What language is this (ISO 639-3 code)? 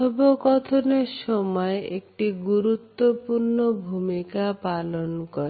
ben